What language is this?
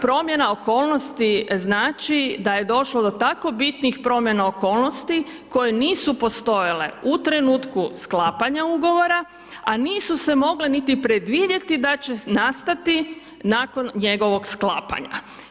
Croatian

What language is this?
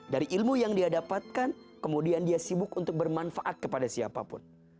Indonesian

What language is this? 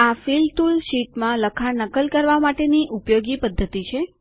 Gujarati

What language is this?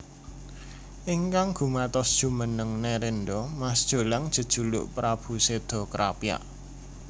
Javanese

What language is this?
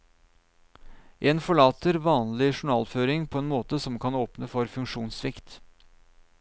Norwegian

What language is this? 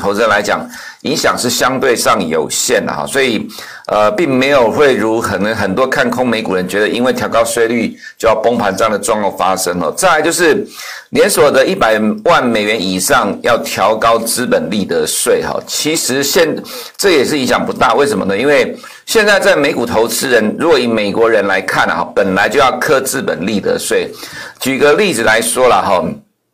Chinese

